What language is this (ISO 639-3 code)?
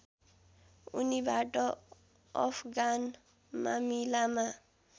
nep